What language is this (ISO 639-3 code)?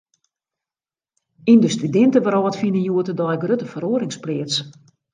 fry